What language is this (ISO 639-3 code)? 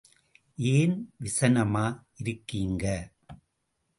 tam